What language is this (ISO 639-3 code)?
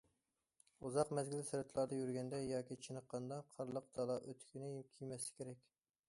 uig